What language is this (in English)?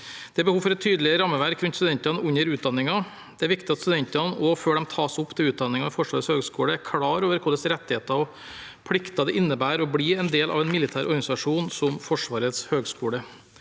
Norwegian